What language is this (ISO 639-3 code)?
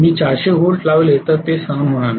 mar